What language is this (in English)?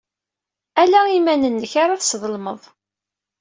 Kabyle